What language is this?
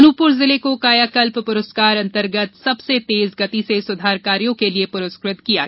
Hindi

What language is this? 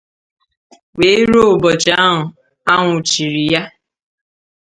Igbo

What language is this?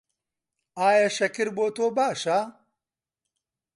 Central Kurdish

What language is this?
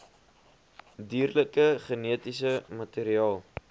Afrikaans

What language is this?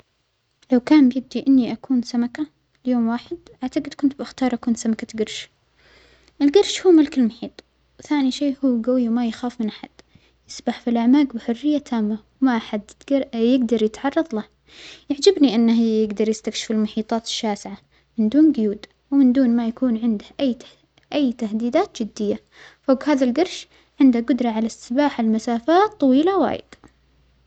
Omani Arabic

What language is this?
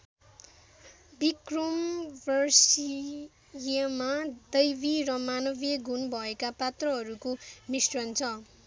Nepali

